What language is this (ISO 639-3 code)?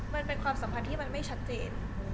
tha